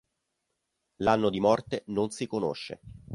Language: Italian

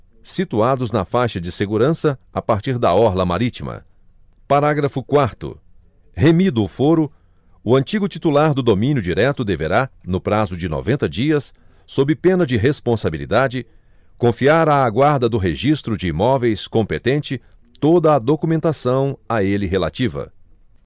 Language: Portuguese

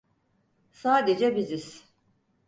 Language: Turkish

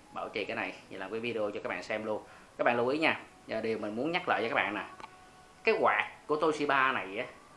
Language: Vietnamese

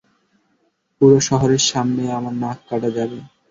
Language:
Bangla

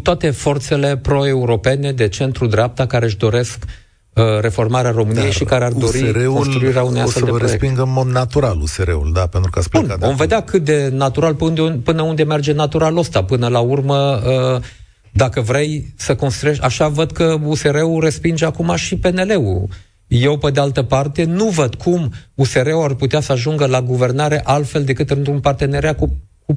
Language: Romanian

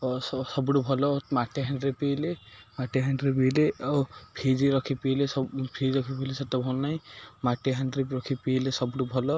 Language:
Odia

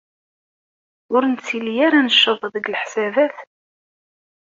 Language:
Kabyle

